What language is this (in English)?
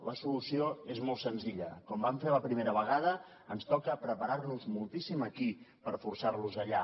Catalan